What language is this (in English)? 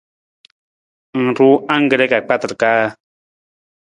Nawdm